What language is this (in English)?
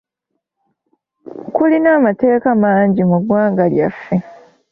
Ganda